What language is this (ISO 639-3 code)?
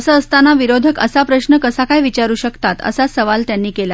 mar